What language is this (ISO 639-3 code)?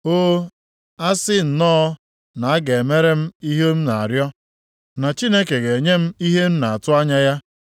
ibo